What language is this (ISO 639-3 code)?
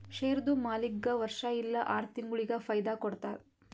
kan